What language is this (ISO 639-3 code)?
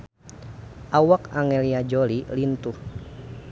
sun